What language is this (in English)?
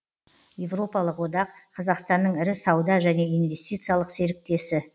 Kazakh